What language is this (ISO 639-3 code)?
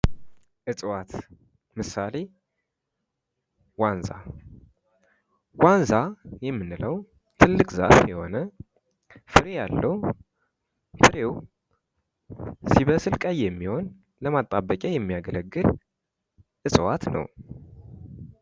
amh